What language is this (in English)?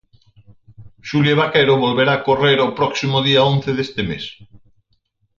Galician